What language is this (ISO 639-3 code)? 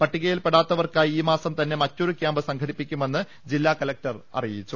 mal